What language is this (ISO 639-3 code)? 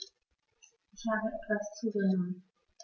deu